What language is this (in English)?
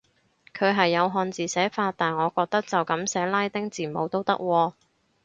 Cantonese